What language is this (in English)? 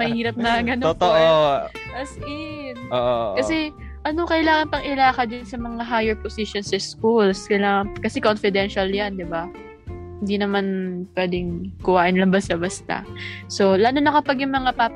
Filipino